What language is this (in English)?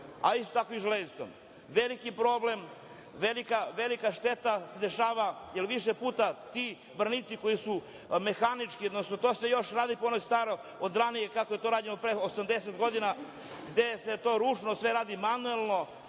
Serbian